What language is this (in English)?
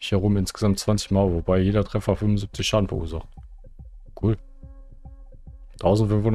German